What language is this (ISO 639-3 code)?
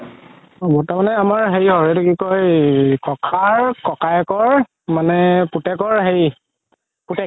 asm